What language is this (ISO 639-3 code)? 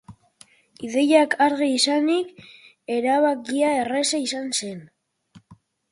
eus